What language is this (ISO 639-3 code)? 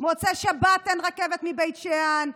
heb